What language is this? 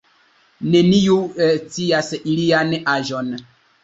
Esperanto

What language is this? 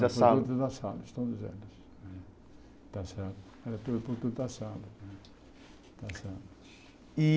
Portuguese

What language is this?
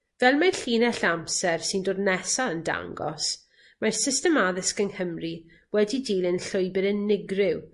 Welsh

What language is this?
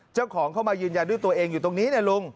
Thai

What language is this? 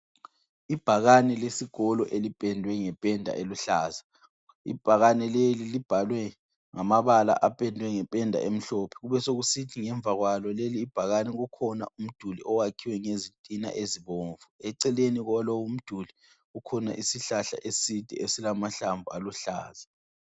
North Ndebele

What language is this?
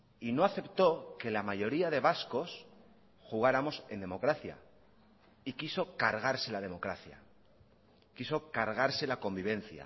Spanish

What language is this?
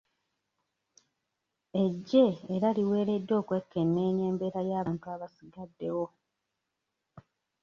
Ganda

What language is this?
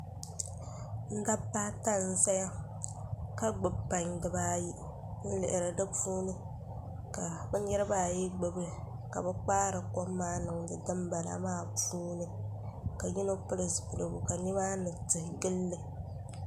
Dagbani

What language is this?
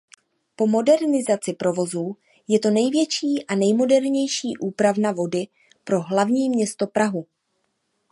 Czech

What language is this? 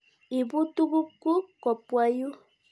Kalenjin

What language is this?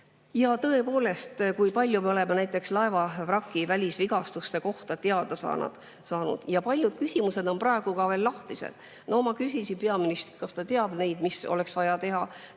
Estonian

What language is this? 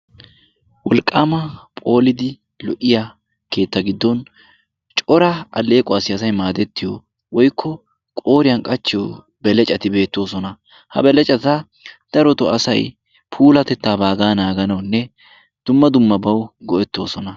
Wolaytta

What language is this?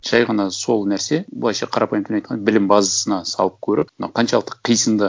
Kazakh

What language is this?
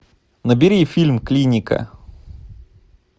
Russian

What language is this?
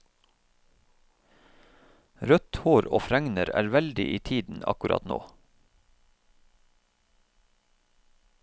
Norwegian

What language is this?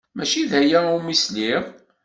Kabyle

